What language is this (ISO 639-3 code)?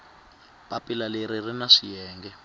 tso